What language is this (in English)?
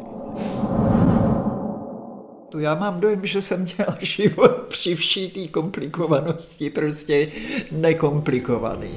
Czech